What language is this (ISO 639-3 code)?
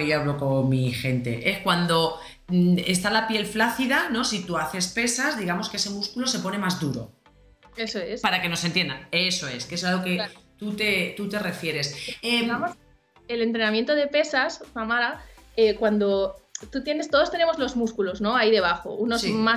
spa